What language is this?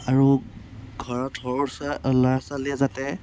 Assamese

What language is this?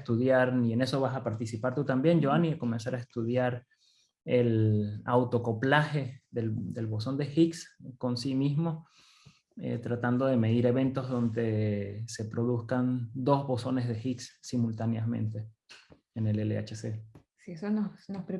Spanish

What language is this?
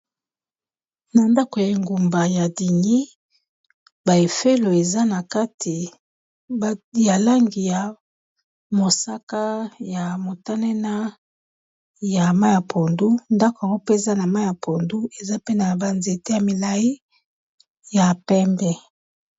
Lingala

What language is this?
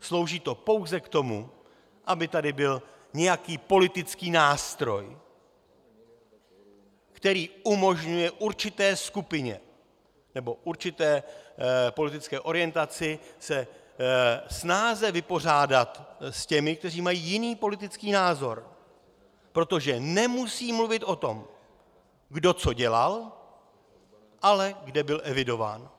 Czech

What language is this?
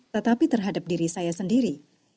Indonesian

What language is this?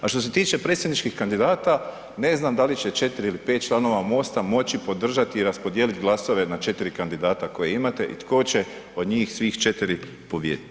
Croatian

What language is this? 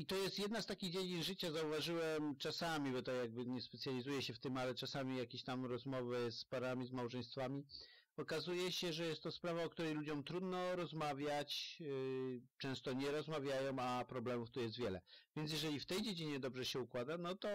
Polish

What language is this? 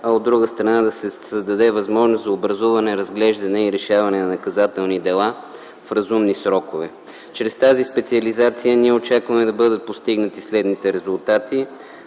Bulgarian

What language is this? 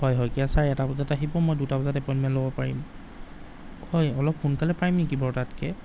Assamese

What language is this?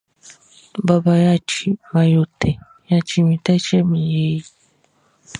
Baoulé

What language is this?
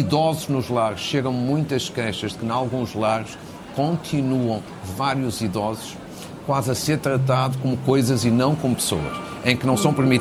Portuguese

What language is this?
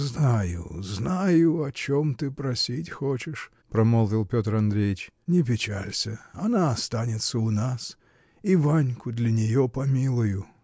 Russian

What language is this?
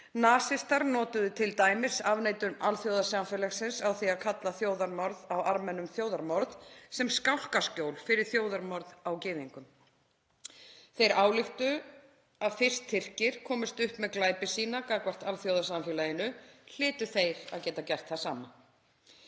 Icelandic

